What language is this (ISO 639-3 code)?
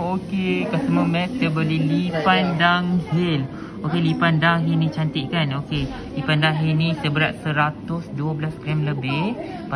msa